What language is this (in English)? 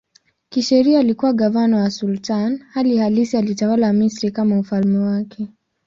Swahili